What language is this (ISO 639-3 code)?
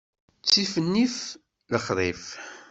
kab